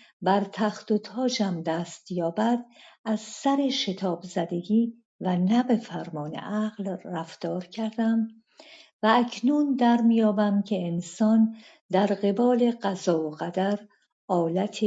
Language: Persian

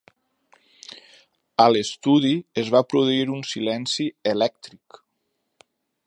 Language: Catalan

